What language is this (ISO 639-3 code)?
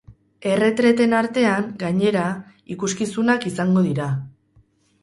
eus